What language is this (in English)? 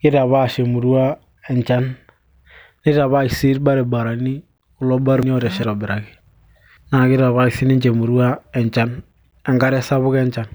Masai